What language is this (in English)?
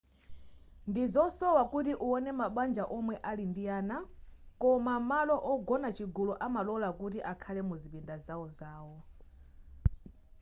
Nyanja